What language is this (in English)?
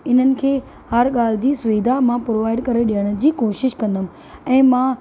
Sindhi